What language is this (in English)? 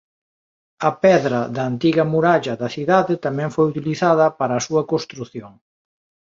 Galician